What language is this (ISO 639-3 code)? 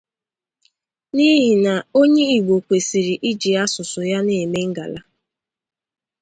ibo